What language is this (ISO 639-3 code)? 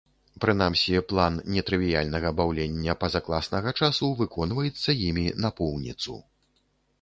bel